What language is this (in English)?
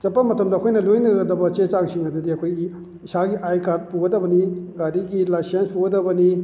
Manipuri